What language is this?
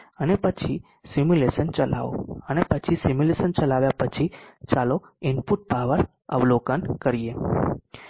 Gujarati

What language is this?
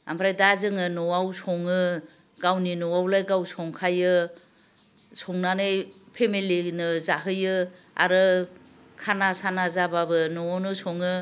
Bodo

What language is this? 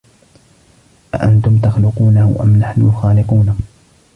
Arabic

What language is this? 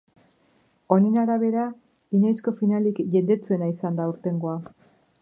Basque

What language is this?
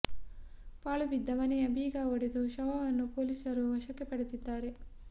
Kannada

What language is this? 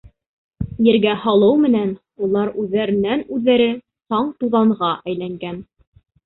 Bashkir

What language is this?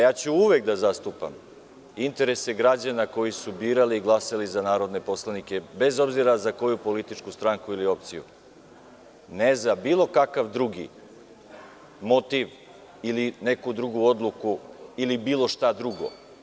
Serbian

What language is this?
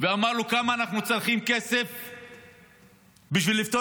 Hebrew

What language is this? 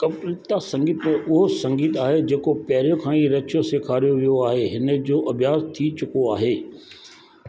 Sindhi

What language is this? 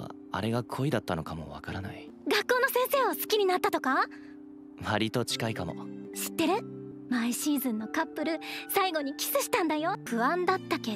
Japanese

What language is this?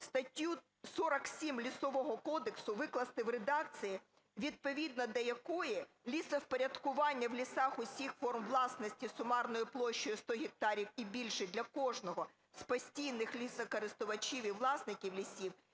Ukrainian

